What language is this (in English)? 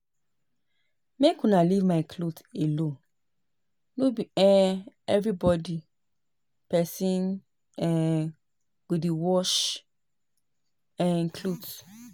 Nigerian Pidgin